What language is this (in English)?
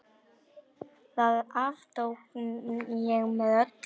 Icelandic